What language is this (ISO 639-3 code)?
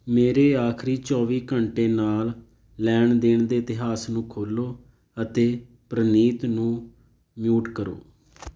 pan